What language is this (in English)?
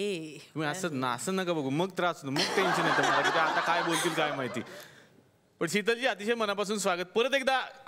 Marathi